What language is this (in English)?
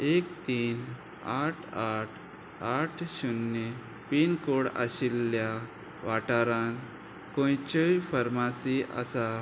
Konkani